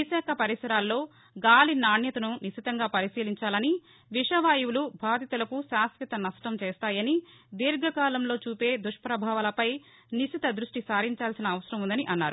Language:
Telugu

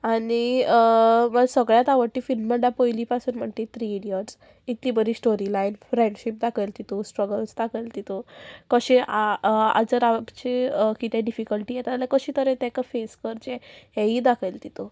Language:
Konkani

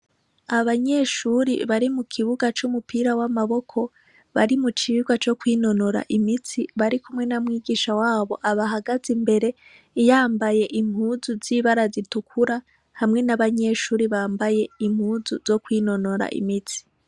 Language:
Rundi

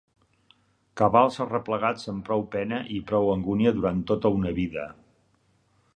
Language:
Catalan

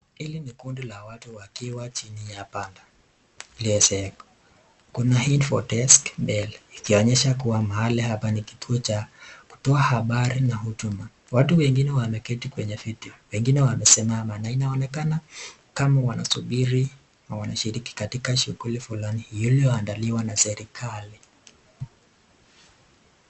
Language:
Swahili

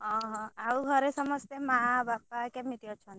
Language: Odia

